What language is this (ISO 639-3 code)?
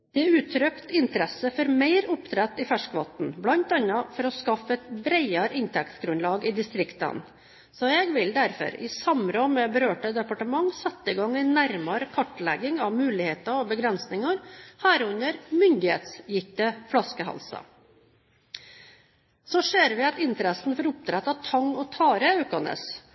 nob